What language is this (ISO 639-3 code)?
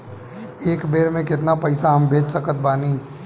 bho